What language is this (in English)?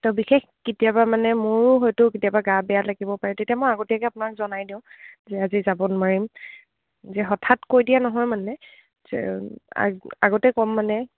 Assamese